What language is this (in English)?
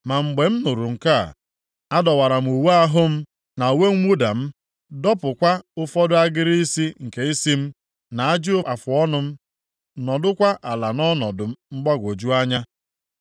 Igbo